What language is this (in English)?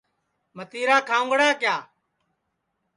Sansi